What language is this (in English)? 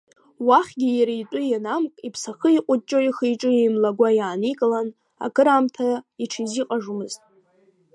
Abkhazian